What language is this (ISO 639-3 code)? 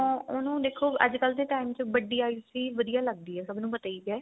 pan